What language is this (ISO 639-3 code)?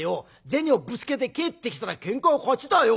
jpn